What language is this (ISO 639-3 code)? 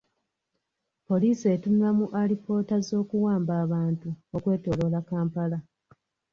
lug